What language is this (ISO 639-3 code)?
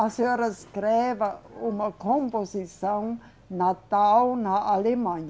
por